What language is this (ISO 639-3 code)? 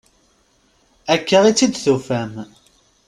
kab